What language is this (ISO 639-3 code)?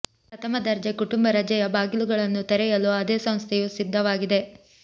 kan